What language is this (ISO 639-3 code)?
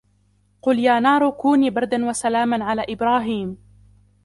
ara